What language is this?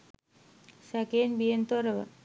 Sinhala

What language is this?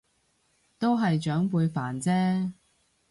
Cantonese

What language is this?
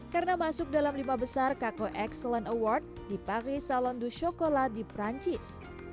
Indonesian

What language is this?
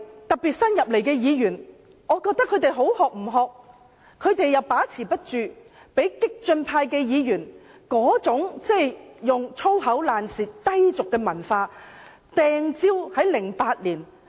Cantonese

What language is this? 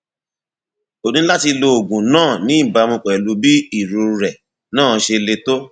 Yoruba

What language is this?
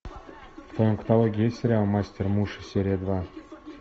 Russian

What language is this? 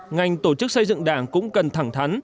Vietnamese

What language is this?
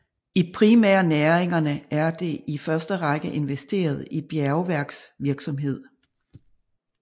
Danish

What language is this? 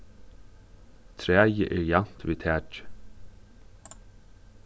Faroese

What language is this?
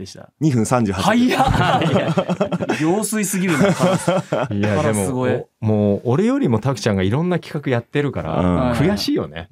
Japanese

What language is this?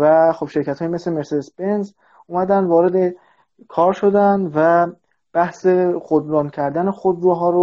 Persian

